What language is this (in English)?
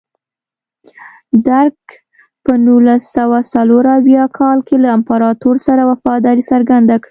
Pashto